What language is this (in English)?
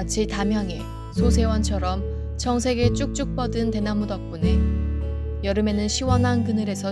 Korean